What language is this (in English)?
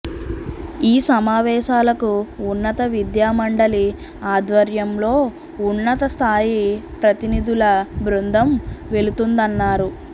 Telugu